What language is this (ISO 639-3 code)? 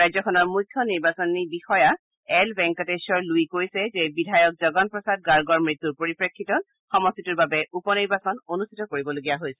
asm